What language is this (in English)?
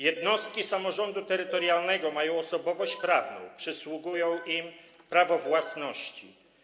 Polish